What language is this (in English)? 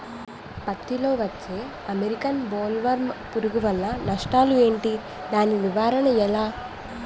Telugu